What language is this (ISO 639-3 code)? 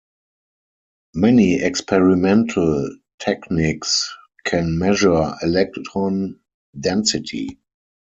eng